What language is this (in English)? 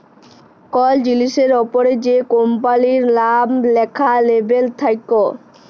Bangla